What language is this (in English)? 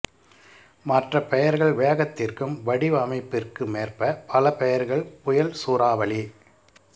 Tamil